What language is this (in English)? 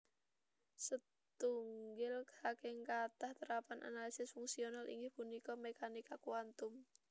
Javanese